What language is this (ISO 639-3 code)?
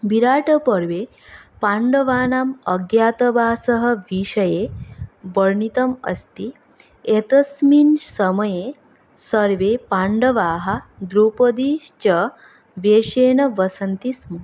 san